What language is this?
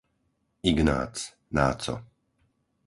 Slovak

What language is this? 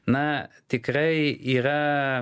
Lithuanian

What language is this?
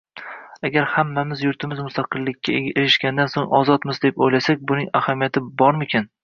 Uzbek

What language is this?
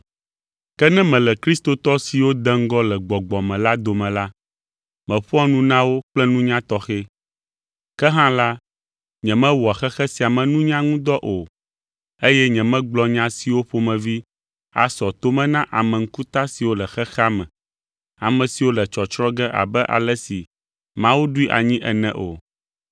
Ewe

